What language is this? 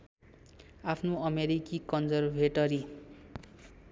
Nepali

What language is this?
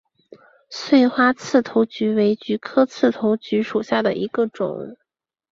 Chinese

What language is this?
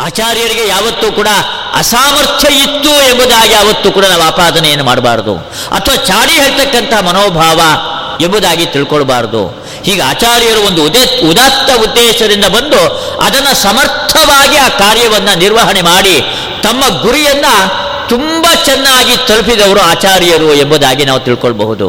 Kannada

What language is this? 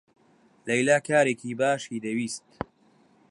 Central Kurdish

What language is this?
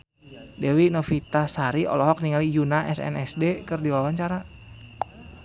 Sundanese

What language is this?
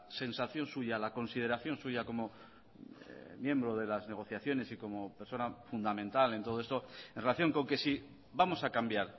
Spanish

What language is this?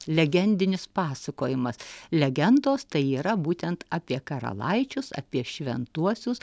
Lithuanian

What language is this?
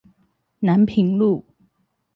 Chinese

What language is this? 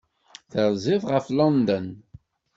Kabyle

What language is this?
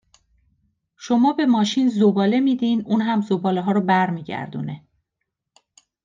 Persian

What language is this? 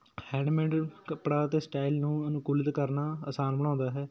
Punjabi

